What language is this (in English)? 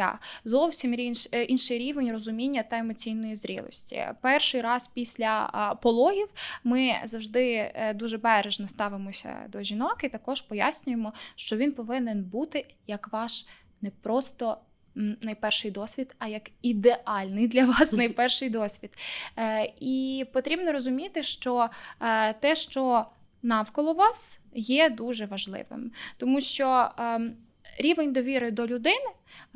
Ukrainian